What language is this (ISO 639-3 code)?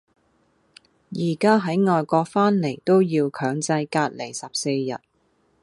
yue